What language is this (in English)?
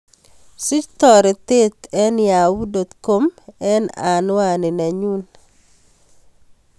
Kalenjin